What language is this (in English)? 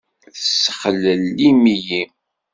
Kabyle